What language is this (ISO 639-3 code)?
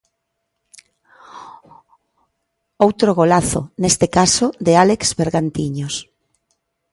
glg